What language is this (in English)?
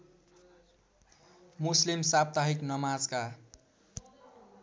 Nepali